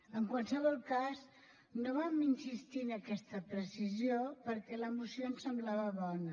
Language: Catalan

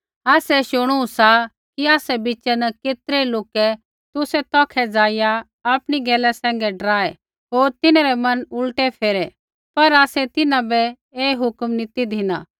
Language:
Kullu Pahari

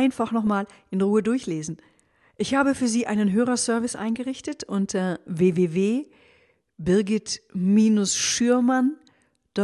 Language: German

